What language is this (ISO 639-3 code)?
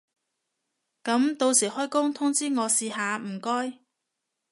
yue